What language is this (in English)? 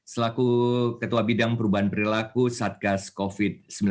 Indonesian